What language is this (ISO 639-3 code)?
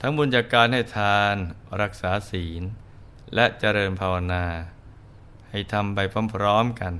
tha